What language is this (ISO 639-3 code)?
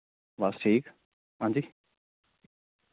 doi